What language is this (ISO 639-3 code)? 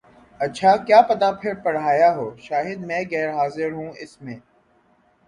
urd